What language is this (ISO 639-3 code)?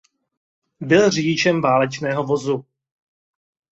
ces